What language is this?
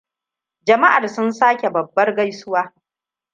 Hausa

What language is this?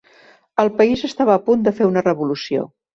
Catalan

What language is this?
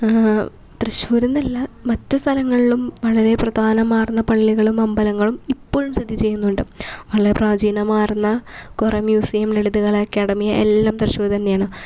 Malayalam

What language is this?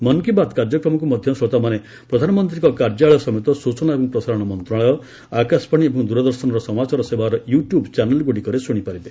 Odia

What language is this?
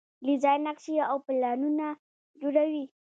Pashto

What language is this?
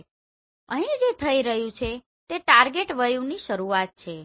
Gujarati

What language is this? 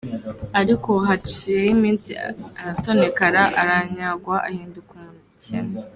Kinyarwanda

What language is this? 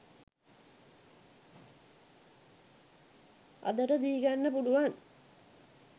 Sinhala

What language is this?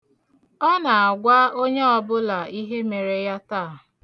Igbo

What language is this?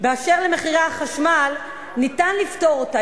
Hebrew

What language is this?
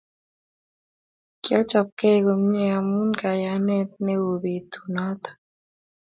Kalenjin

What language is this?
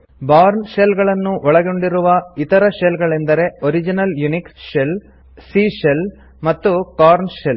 Kannada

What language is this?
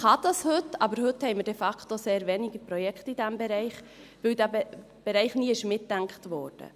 Swiss German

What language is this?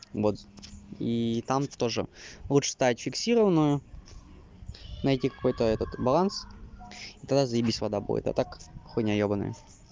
Russian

